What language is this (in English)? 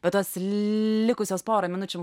Lithuanian